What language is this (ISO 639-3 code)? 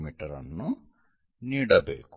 kan